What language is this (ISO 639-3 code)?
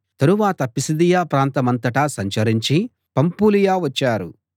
tel